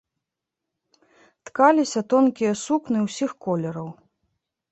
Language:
Belarusian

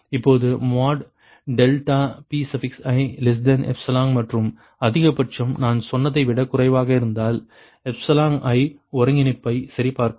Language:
Tamil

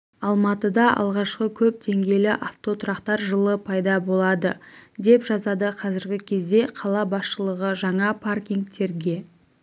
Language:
Kazakh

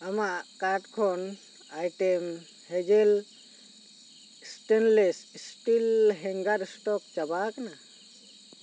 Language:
Santali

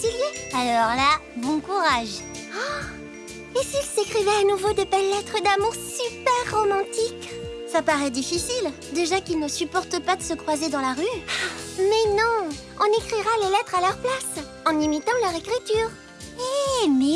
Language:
French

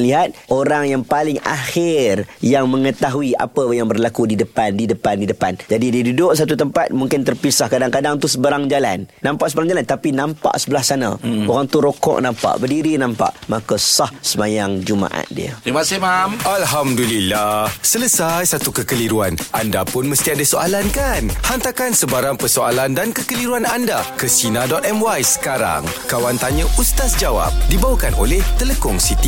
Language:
Malay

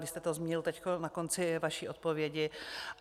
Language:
Czech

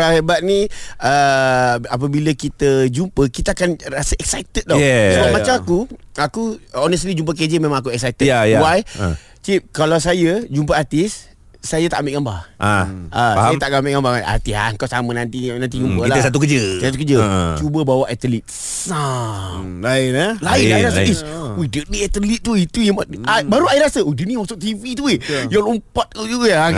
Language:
Malay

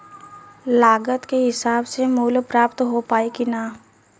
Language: Bhojpuri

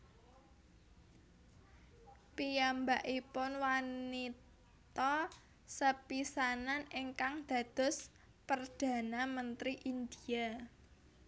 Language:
Javanese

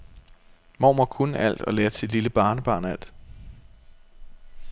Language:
Danish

